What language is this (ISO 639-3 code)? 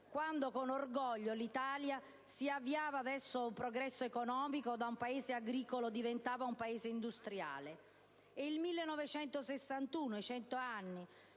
ita